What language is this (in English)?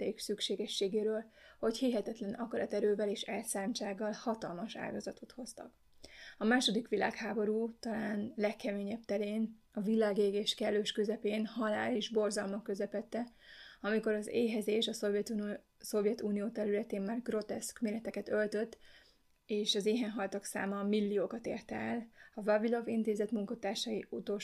Hungarian